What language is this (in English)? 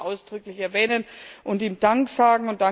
German